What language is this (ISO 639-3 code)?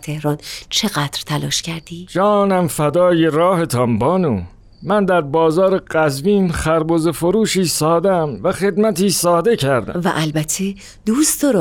fas